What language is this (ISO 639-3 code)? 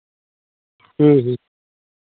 sat